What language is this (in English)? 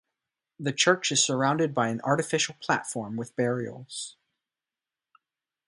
English